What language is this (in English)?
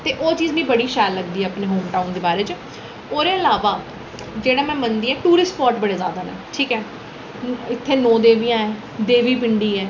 Dogri